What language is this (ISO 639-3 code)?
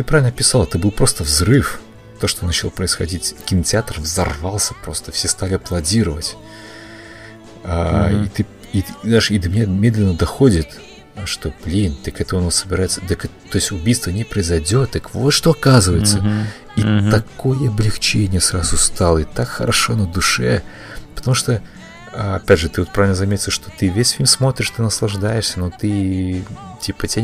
rus